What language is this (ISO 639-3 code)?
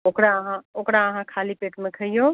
mai